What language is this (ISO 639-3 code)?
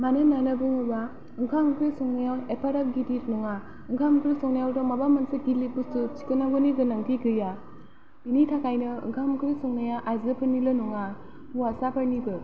brx